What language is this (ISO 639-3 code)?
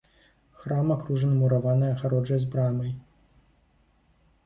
bel